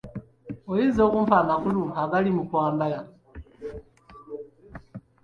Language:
Ganda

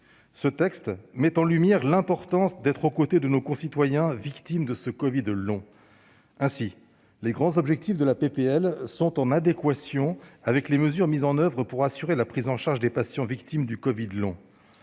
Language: French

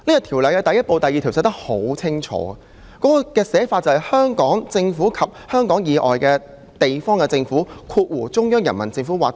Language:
Cantonese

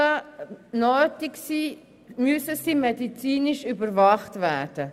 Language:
Swiss German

